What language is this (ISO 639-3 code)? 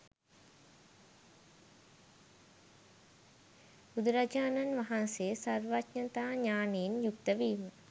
sin